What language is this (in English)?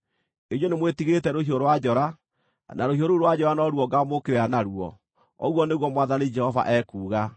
Kikuyu